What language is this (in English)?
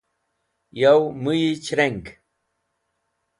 Wakhi